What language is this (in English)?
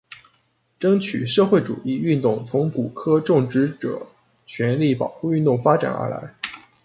Chinese